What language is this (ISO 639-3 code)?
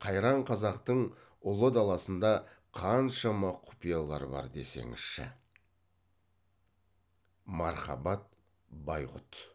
kaz